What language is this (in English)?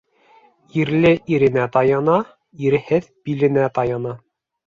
Bashkir